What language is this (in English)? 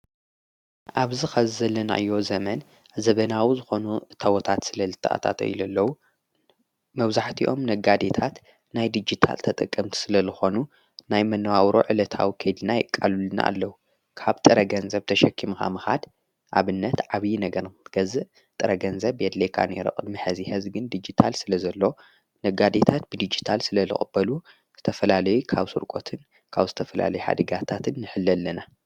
Tigrinya